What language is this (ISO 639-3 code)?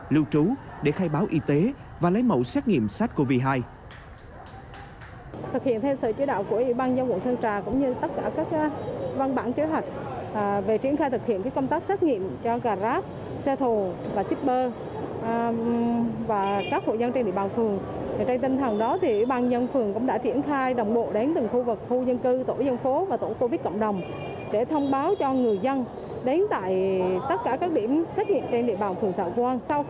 vie